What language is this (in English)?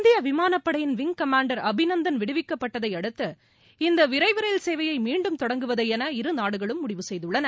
Tamil